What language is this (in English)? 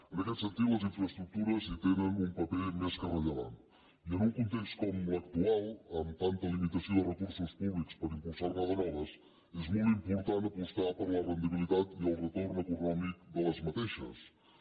Catalan